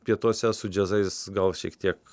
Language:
Lithuanian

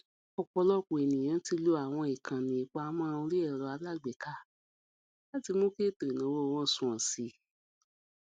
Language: Yoruba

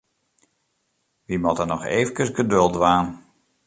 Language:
Western Frisian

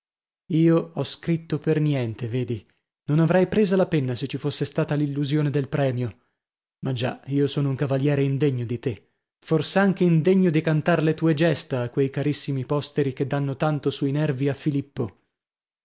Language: Italian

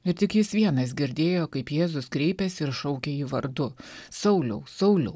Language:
Lithuanian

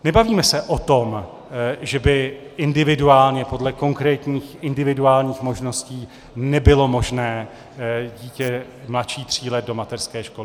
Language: Czech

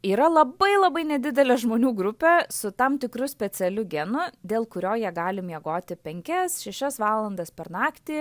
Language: Lithuanian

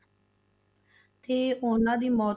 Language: Punjabi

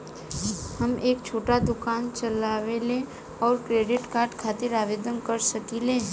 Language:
Bhojpuri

